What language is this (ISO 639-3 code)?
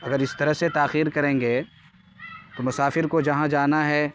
urd